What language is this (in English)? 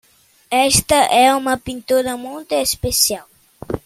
Portuguese